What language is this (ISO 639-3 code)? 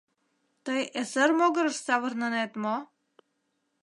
chm